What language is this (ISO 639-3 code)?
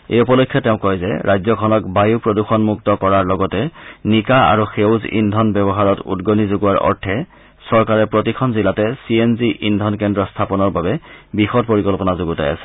asm